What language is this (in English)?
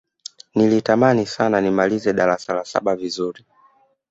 Swahili